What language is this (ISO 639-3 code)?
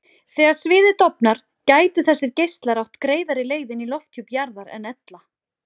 isl